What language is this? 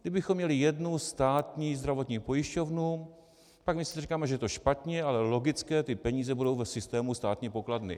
Czech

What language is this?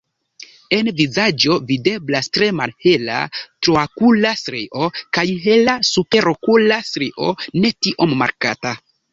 Esperanto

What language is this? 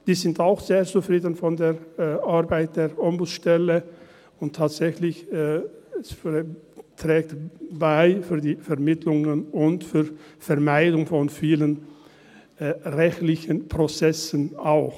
Swiss German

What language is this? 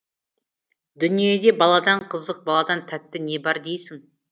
Kazakh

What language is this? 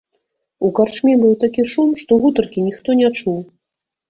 Belarusian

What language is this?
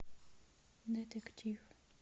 Russian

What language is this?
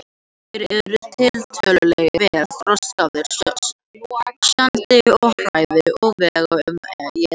Icelandic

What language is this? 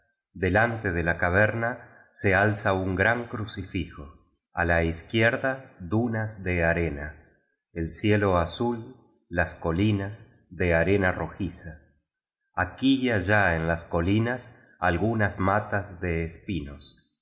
Spanish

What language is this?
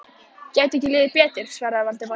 Icelandic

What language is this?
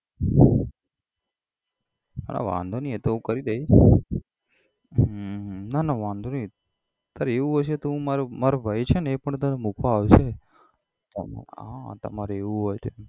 Gujarati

